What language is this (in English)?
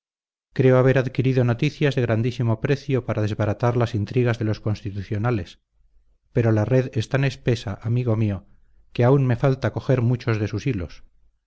Spanish